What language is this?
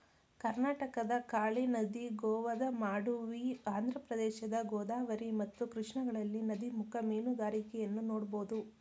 Kannada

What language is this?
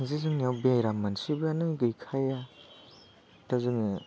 Bodo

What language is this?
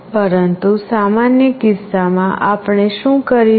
Gujarati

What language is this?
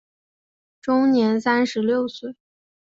Chinese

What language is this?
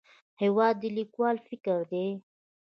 Pashto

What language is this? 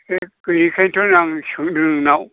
Bodo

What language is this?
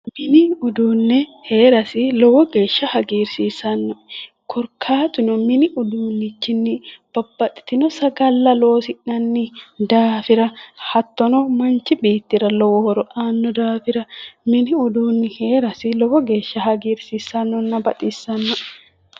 Sidamo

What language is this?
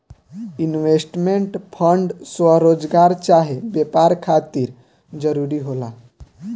Bhojpuri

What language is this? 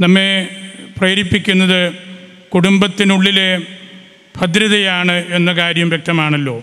Malayalam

